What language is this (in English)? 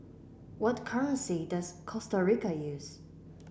English